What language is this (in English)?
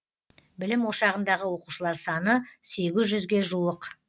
Kazakh